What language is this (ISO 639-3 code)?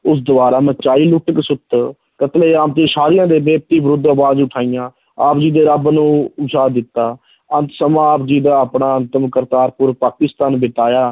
pan